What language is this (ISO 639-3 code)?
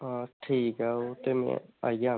doi